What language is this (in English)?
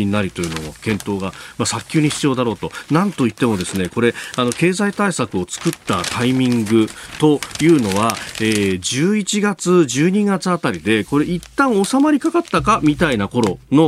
Japanese